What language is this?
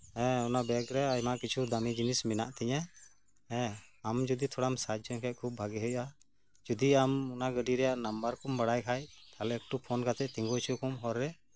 Santali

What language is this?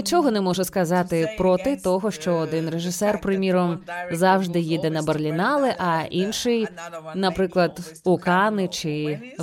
Ukrainian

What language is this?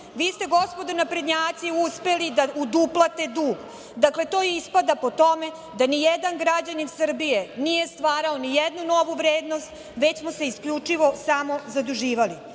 Serbian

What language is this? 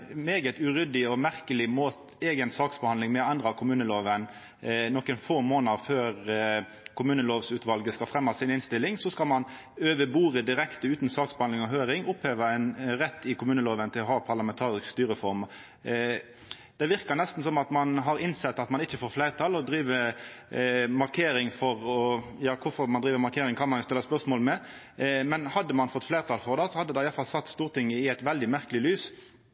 Norwegian Nynorsk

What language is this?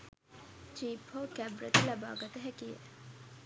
Sinhala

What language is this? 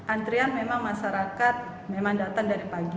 Indonesian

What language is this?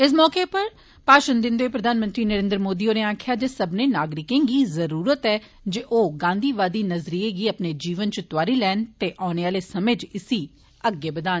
Dogri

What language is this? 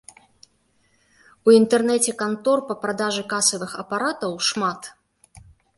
Belarusian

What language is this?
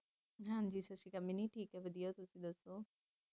Punjabi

